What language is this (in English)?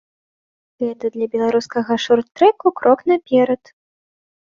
Belarusian